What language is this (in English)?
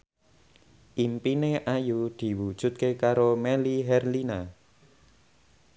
Javanese